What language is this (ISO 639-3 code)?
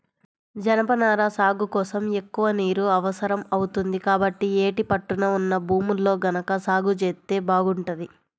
tel